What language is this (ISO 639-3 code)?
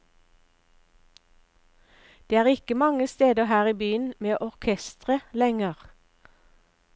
nor